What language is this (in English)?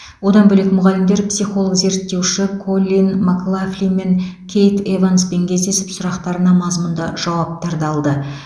Kazakh